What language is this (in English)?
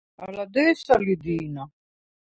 Svan